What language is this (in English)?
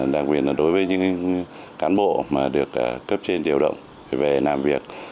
Vietnamese